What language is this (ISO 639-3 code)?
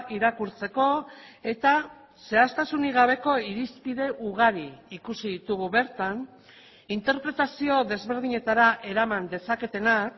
eus